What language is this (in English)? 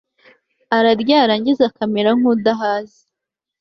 Kinyarwanda